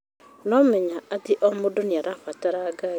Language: Kikuyu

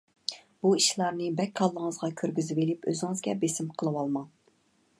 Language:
Uyghur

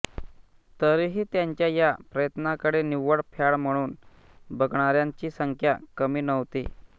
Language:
Marathi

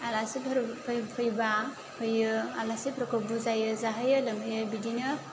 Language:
Bodo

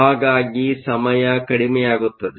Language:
Kannada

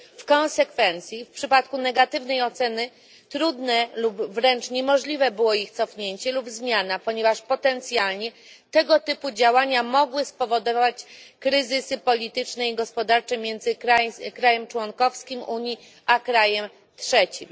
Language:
Polish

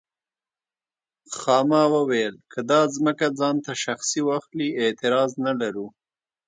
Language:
Pashto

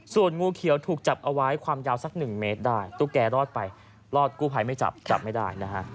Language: Thai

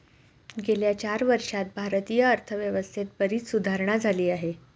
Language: Marathi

